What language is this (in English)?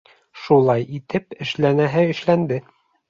Bashkir